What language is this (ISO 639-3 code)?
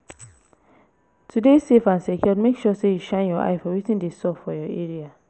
pcm